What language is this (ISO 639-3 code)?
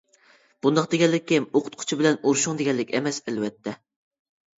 uig